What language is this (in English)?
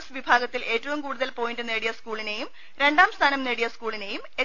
Malayalam